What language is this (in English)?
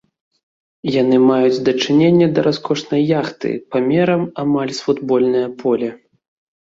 Belarusian